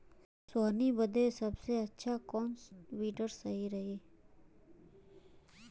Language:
Bhojpuri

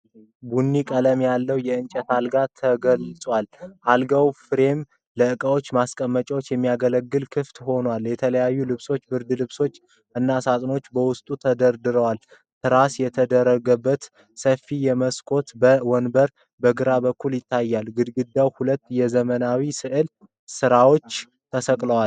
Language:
Amharic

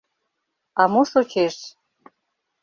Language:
Mari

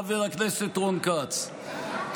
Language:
Hebrew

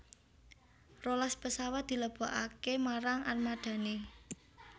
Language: Javanese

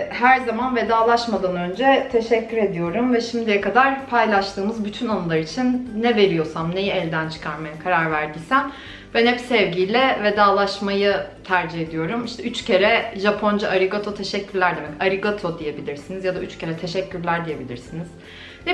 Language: Turkish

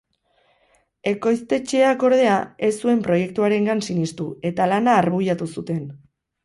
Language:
Basque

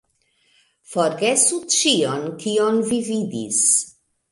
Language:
Esperanto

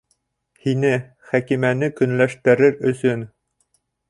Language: Bashkir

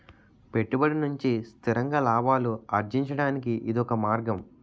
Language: Telugu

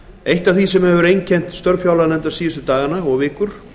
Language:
Icelandic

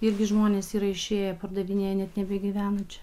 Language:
Lithuanian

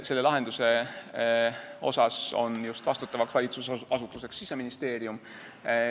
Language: Estonian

